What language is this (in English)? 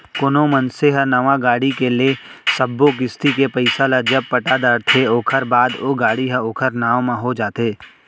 Chhattisgarhi